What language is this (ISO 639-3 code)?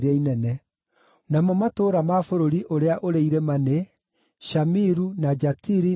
kik